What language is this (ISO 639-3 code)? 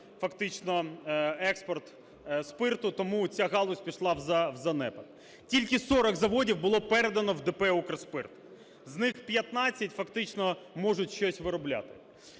ukr